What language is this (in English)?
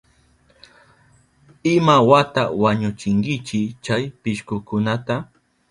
Southern Pastaza Quechua